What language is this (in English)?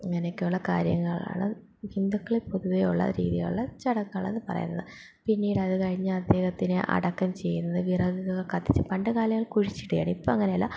Malayalam